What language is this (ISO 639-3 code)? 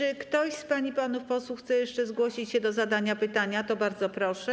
pol